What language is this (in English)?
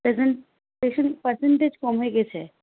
Bangla